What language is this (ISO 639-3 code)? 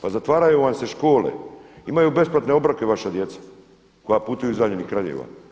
hrv